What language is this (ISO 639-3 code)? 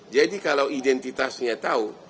ind